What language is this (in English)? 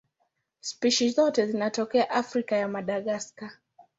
Swahili